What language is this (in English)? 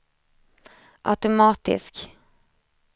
Swedish